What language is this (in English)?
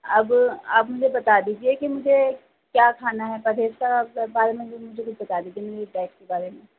Urdu